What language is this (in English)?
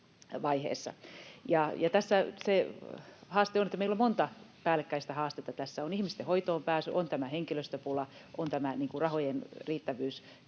Finnish